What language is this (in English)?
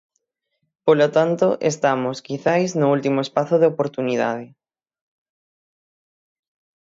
Galician